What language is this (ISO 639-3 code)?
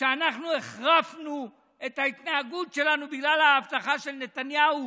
heb